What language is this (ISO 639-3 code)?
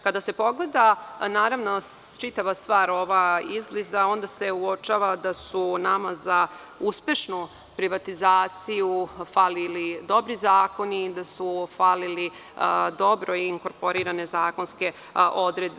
srp